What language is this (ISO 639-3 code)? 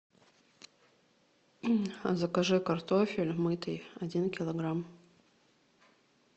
rus